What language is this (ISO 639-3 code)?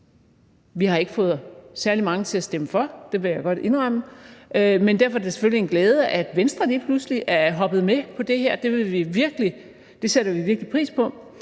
dan